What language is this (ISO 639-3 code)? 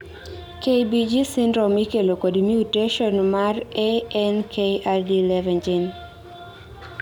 luo